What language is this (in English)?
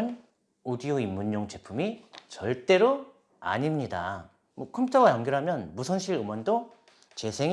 Korean